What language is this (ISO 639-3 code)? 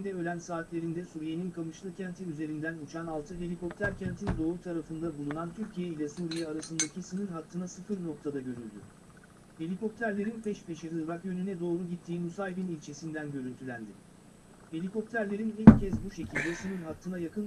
tur